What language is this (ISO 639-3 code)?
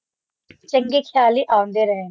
pan